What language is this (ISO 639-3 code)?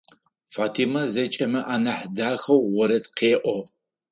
ady